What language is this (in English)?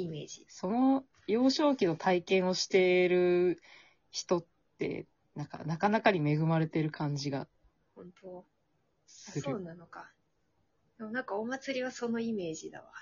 Japanese